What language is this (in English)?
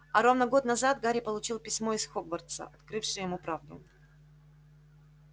Russian